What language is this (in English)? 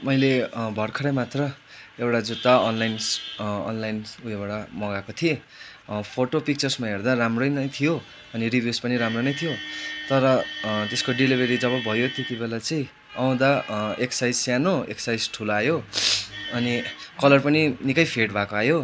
Nepali